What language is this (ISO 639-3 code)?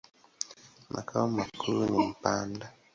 swa